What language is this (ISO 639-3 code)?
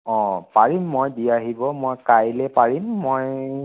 asm